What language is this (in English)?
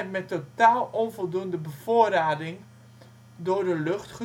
Dutch